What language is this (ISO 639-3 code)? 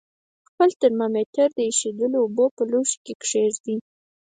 pus